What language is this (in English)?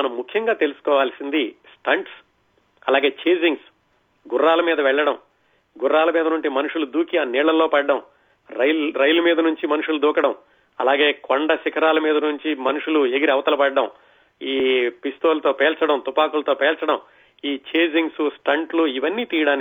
Telugu